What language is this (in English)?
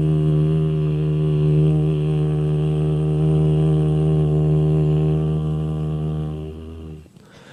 Chinese